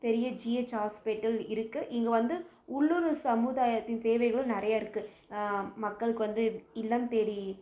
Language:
Tamil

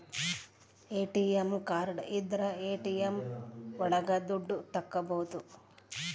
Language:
Kannada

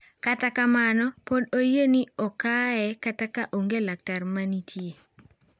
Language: Luo (Kenya and Tanzania)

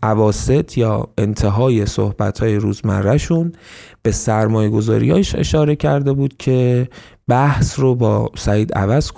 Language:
Persian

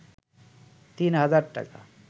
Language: Bangla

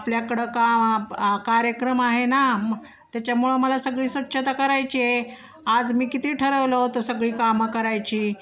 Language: Marathi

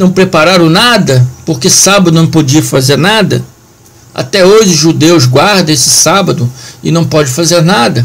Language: Portuguese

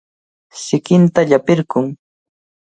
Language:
Cajatambo North Lima Quechua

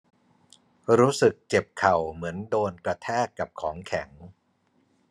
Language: Thai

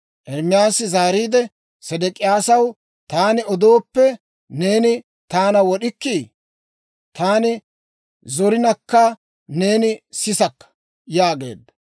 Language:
Dawro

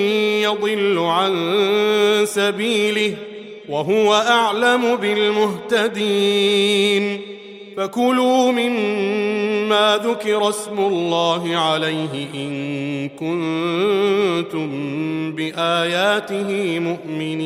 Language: Arabic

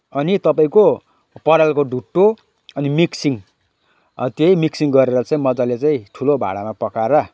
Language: Nepali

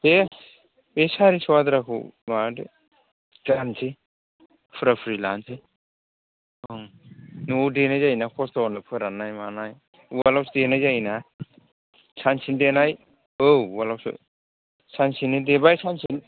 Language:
Bodo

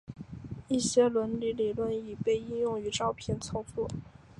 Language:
Chinese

